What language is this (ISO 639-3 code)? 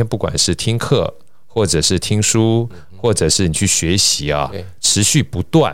zho